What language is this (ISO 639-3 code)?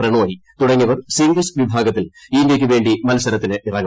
mal